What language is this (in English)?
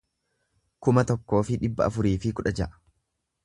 Oromo